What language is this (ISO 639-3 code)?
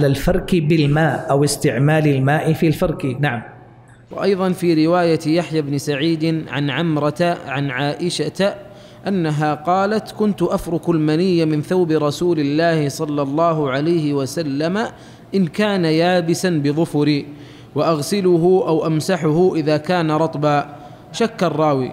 ara